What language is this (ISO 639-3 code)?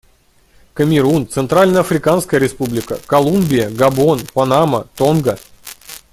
rus